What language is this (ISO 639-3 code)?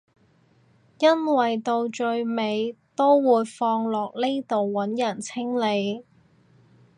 yue